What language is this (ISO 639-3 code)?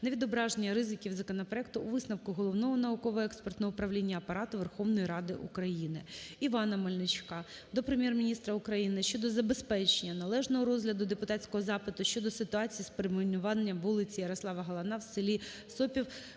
ukr